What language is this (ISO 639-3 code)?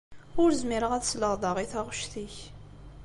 kab